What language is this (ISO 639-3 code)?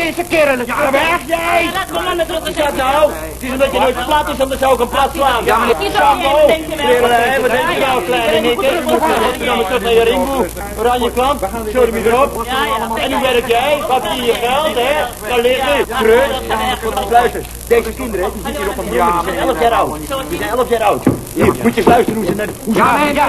nld